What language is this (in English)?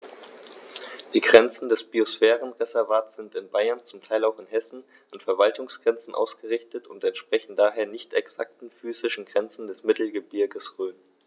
German